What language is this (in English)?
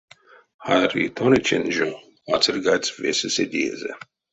Erzya